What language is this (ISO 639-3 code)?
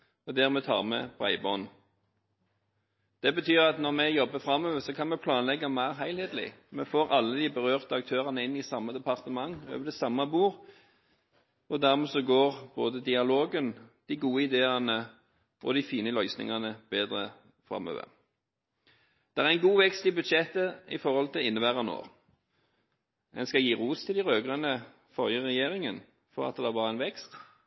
nob